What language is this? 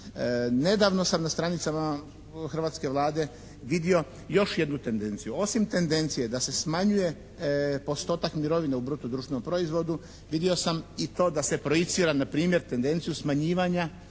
Croatian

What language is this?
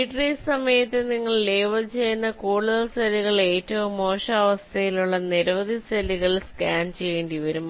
Malayalam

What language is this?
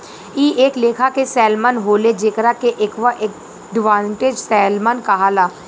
Bhojpuri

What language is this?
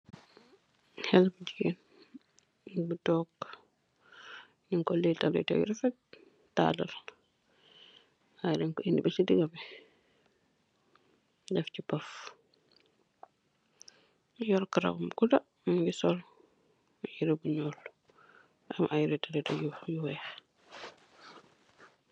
Wolof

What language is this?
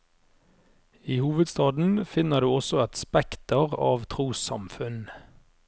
Norwegian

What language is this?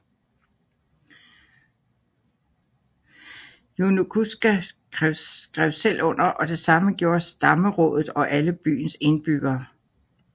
Danish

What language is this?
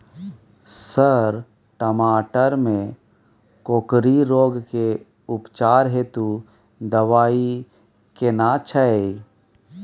Maithili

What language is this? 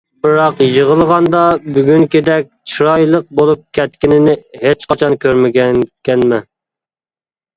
Uyghur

